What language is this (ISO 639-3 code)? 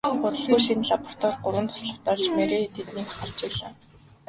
mon